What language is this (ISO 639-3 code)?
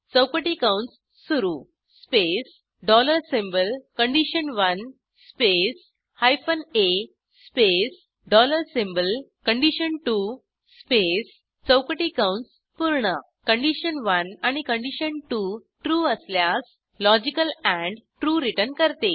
mar